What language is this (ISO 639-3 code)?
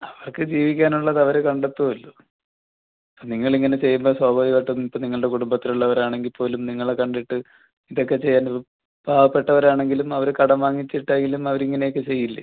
mal